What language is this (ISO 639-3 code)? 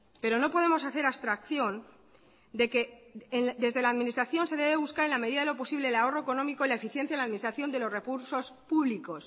spa